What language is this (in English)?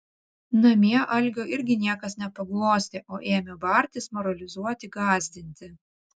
Lithuanian